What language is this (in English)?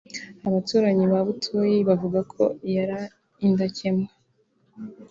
Kinyarwanda